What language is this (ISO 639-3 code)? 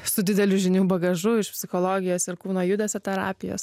lit